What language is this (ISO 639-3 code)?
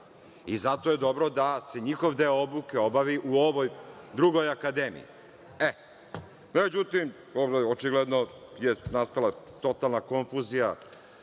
srp